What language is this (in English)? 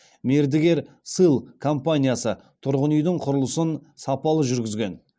Kazakh